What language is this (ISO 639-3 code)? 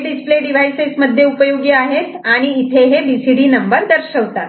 mar